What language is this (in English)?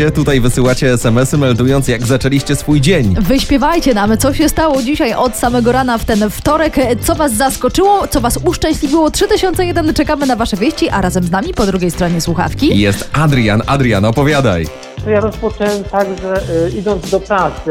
Polish